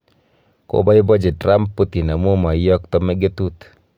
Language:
Kalenjin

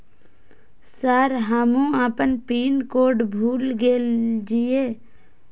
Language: Maithili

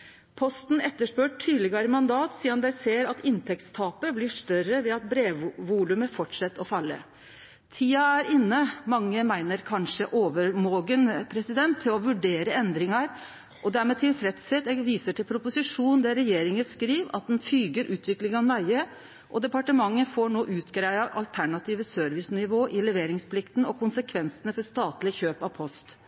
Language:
Norwegian Nynorsk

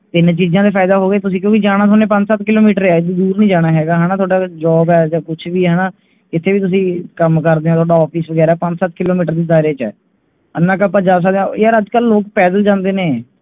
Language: Punjabi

